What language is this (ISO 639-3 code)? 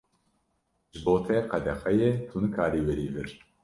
kur